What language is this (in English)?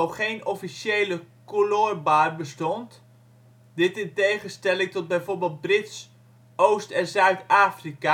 Dutch